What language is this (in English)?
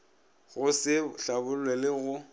Northern Sotho